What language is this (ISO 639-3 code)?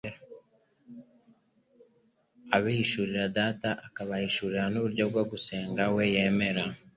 kin